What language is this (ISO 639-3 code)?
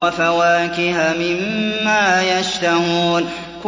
ara